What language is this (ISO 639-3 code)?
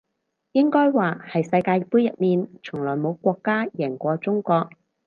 yue